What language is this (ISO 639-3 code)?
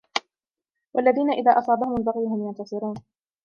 ara